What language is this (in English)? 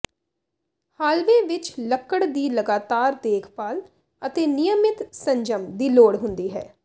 Punjabi